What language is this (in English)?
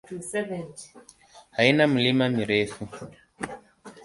Swahili